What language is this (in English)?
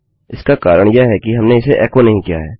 Hindi